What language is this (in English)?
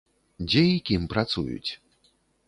Belarusian